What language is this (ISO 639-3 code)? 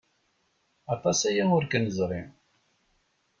kab